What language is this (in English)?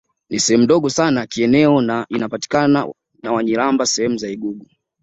Swahili